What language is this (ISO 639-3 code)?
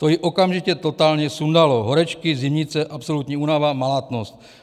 ces